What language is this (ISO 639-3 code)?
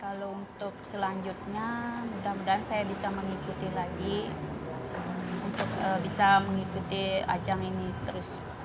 ind